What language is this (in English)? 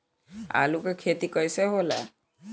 Bhojpuri